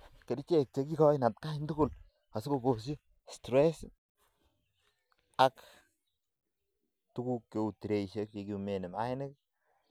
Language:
Kalenjin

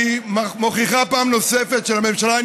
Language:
Hebrew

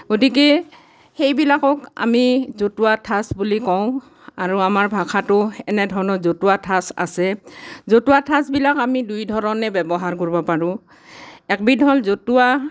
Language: Assamese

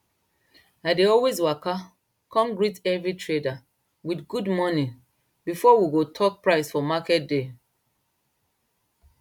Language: Nigerian Pidgin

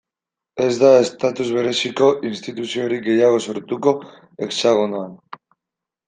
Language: Basque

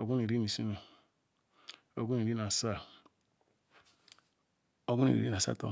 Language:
Ikwere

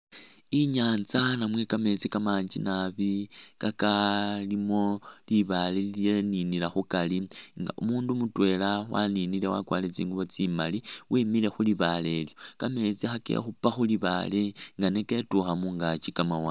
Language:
Masaaba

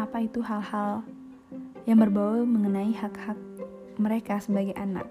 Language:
Indonesian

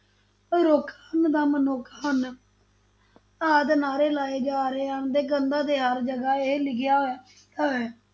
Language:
Punjabi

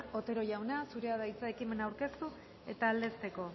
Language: Basque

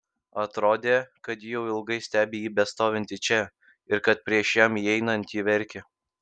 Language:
Lithuanian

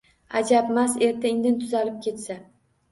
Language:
Uzbek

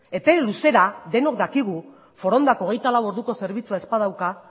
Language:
Basque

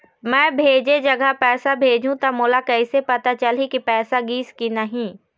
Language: Chhattisgarhi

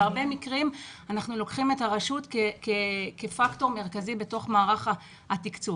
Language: Hebrew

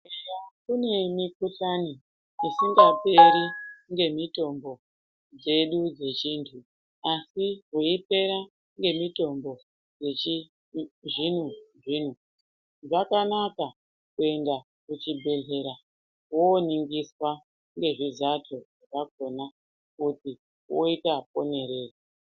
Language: Ndau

